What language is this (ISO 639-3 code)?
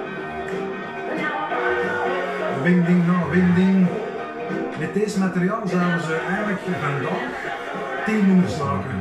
nld